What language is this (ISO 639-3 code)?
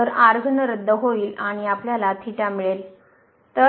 mar